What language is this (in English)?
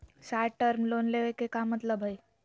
Magahi